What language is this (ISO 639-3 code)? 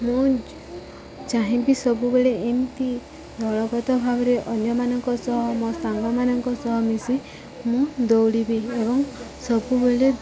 ori